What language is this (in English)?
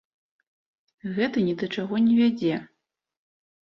Belarusian